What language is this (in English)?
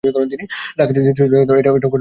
Bangla